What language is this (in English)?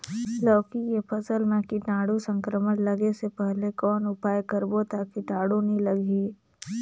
Chhattisgarhi